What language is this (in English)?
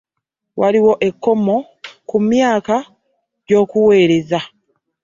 Ganda